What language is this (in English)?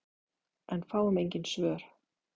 Icelandic